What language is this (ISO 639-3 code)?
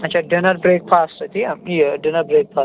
kas